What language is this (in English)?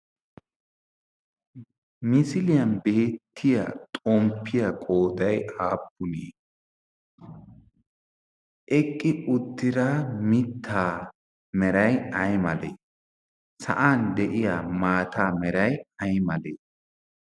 Wolaytta